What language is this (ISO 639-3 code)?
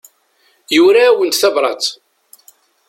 kab